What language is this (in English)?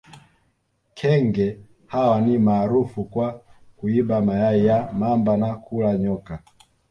Swahili